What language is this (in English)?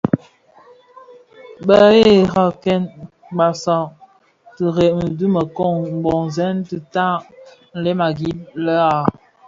Bafia